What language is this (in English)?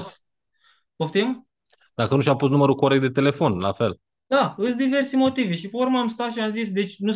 Romanian